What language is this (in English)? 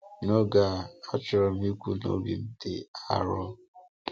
Igbo